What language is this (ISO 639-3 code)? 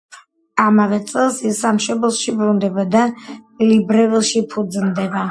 kat